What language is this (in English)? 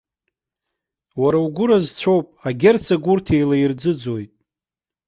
Abkhazian